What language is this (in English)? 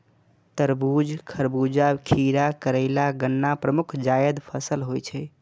Maithili